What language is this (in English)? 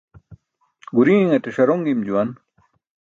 Burushaski